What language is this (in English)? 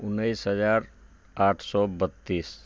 Maithili